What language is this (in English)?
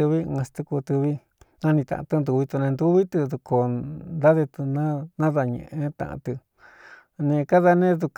Cuyamecalco Mixtec